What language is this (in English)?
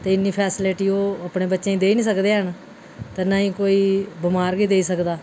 Dogri